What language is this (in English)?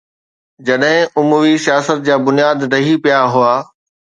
Sindhi